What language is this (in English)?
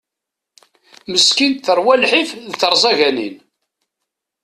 Kabyle